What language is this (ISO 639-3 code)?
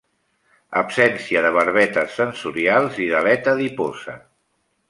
cat